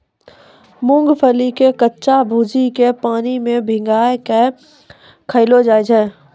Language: Maithili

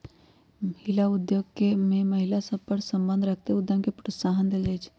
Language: Magahi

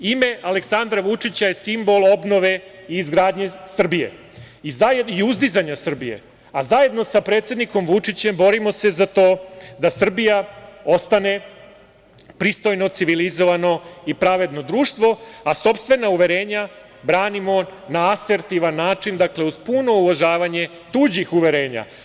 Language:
Serbian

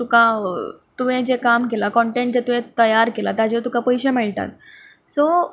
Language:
Konkani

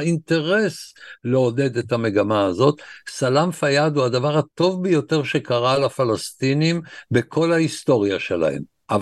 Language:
Hebrew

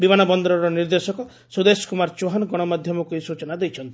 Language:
Odia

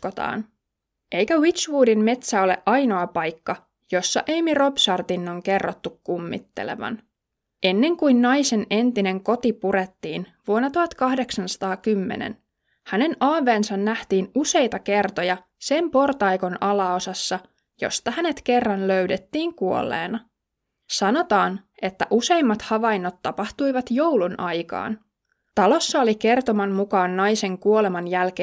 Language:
Finnish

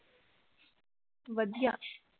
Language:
Punjabi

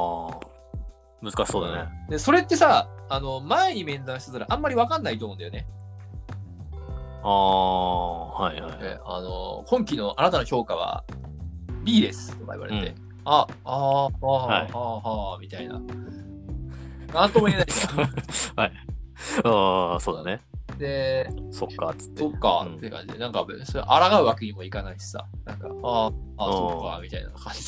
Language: Japanese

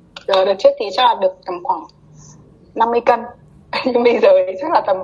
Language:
Vietnamese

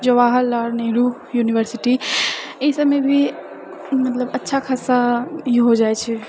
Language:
Maithili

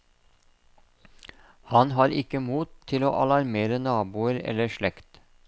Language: Norwegian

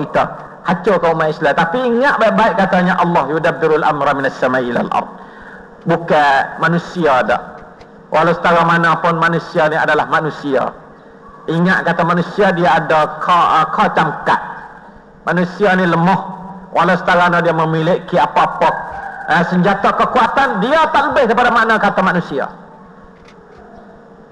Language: Malay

